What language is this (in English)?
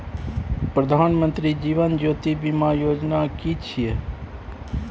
Maithili